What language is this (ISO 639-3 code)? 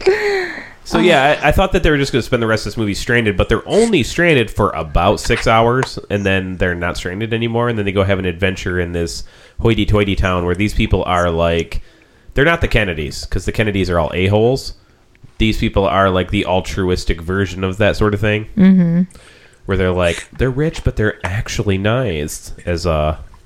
eng